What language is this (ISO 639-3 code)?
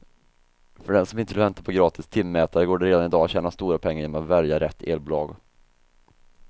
swe